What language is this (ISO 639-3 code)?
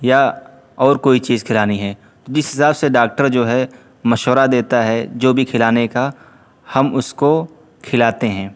urd